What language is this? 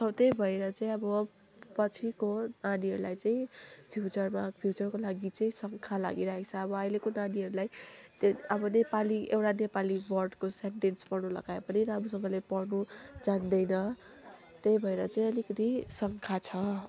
Nepali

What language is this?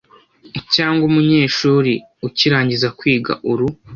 Kinyarwanda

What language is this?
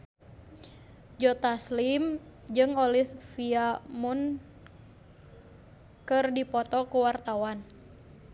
Sundanese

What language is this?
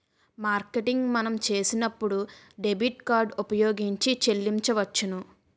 Telugu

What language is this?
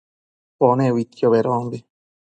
Matsés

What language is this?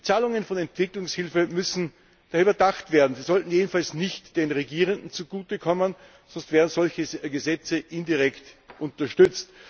German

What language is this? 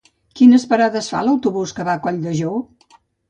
Catalan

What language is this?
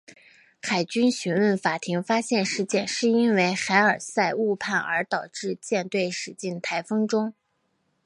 Chinese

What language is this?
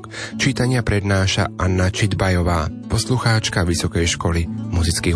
Slovak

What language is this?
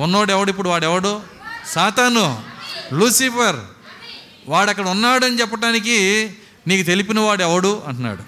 Telugu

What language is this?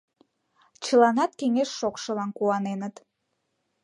Mari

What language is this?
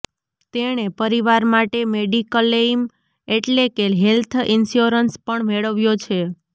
Gujarati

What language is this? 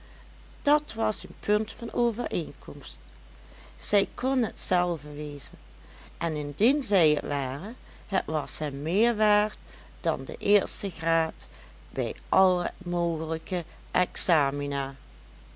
Dutch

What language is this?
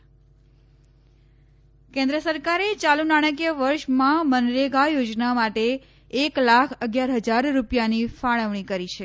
Gujarati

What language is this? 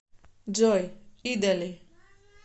Russian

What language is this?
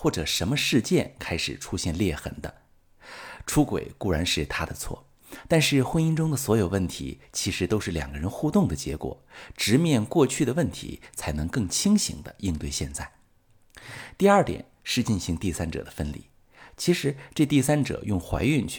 Chinese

